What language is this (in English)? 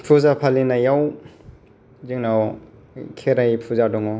Bodo